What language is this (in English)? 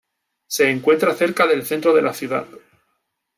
Spanish